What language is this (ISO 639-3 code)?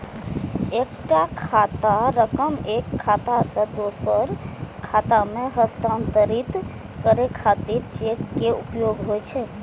mai